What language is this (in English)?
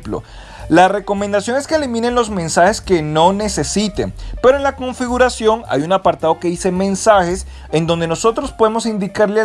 Spanish